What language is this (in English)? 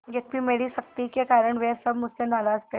Hindi